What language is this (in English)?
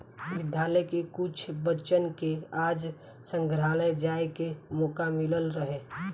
Bhojpuri